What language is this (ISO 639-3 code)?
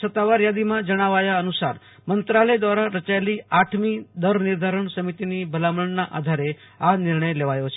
guj